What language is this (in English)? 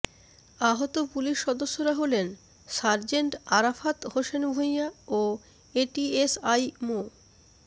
Bangla